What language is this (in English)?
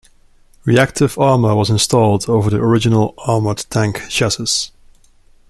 English